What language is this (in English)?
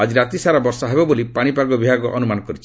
Odia